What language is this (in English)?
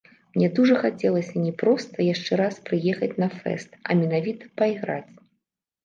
Belarusian